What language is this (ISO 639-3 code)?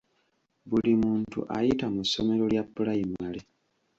lug